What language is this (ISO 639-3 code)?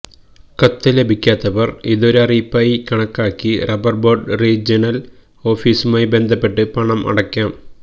mal